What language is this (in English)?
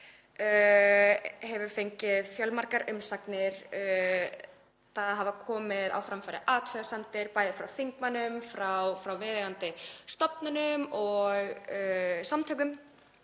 Icelandic